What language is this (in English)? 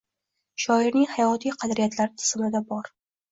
Uzbek